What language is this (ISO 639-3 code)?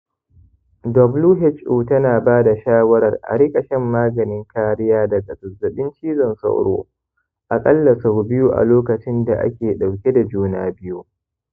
hau